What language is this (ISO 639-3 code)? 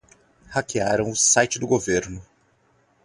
por